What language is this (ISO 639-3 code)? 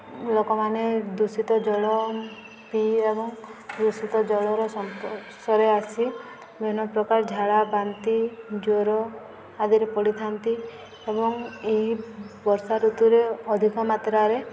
ori